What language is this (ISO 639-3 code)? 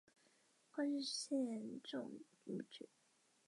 zho